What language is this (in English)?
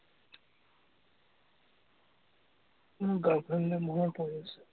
Assamese